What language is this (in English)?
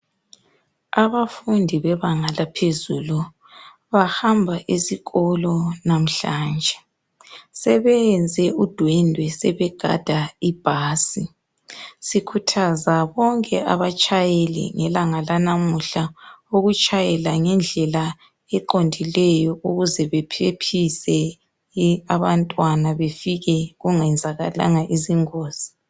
North Ndebele